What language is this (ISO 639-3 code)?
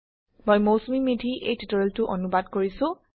asm